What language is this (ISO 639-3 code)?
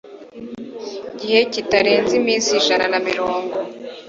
kin